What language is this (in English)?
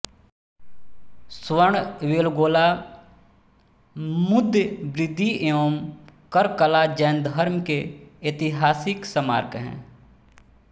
Hindi